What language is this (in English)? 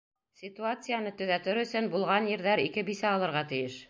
Bashkir